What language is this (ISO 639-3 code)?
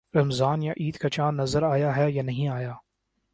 urd